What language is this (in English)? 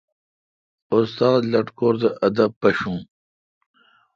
Kalkoti